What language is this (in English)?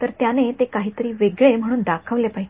Marathi